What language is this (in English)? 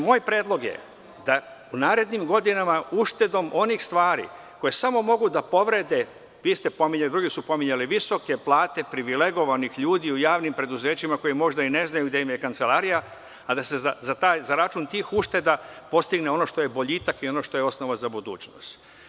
Serbian